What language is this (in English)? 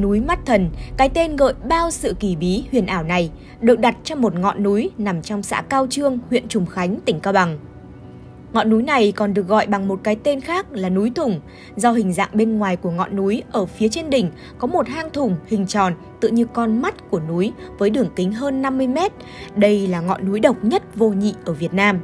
Vietnamese